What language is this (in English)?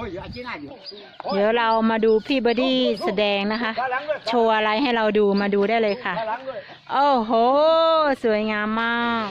Thai